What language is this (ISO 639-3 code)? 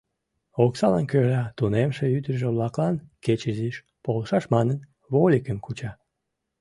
chm